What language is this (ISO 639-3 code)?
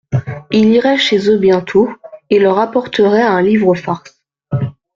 fra